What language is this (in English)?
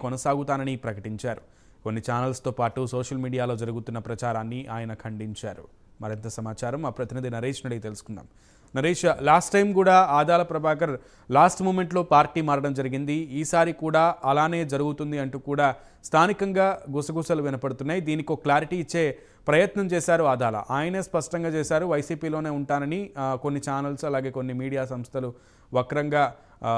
Telugu